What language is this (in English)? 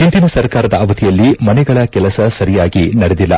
Kannada